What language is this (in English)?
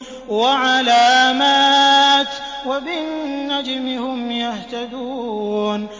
Arabic